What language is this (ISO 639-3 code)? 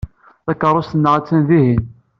kab